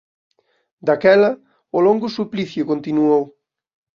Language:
Galician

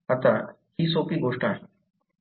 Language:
Marathi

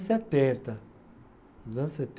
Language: Portuguese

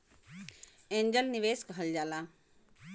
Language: Bhojpuri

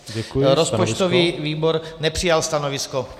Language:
Czech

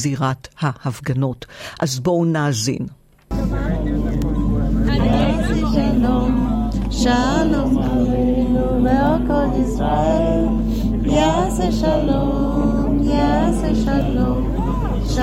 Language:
Hebrew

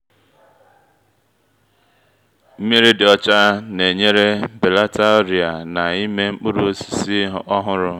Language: Igbo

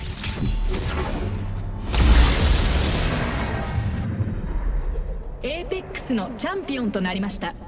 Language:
Japanese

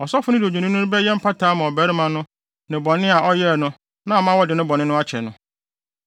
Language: Akan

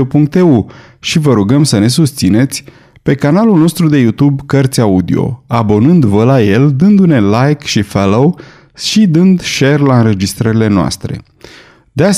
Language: Romanian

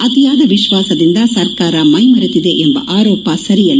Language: Kannada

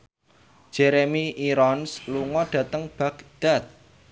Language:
Javanese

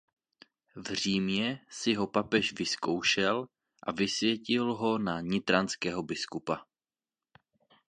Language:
Czech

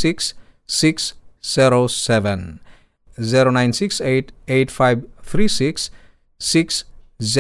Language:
Filipino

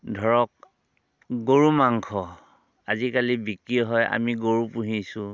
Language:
Assamese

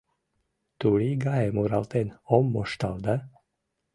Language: Mari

